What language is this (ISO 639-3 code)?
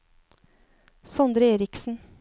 nor